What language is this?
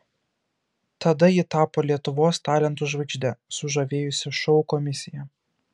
Lithuanian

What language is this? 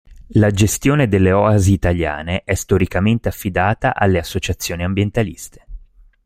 Italian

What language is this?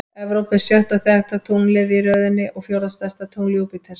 Icelandic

